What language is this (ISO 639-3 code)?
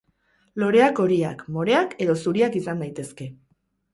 eus